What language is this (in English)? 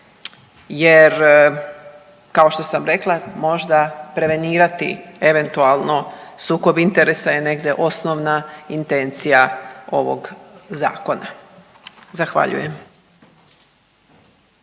Croatian